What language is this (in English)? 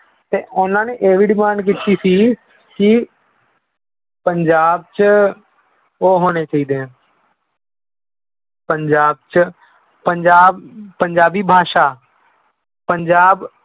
Punjabi